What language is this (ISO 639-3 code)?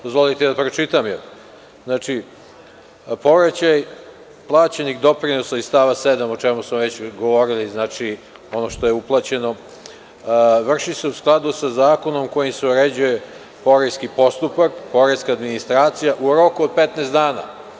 srp